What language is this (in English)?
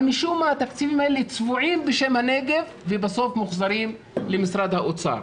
Hebrew